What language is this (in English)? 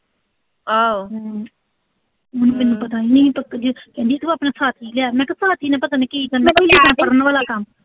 Punjabi